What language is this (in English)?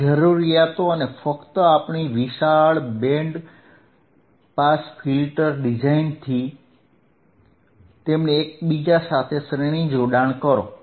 Gujarati